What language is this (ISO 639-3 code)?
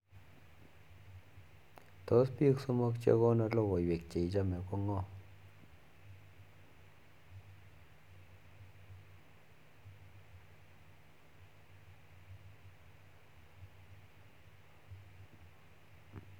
kln